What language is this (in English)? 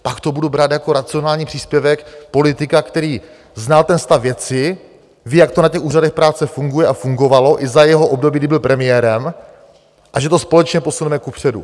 Czech